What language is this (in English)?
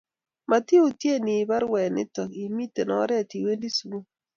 Kalenjin